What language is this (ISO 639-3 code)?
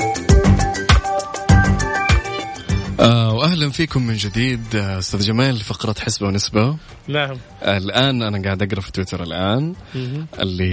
ara